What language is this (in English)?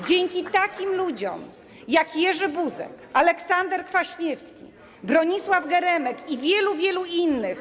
Polish